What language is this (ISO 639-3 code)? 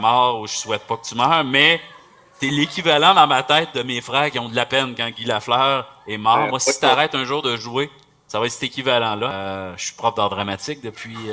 fra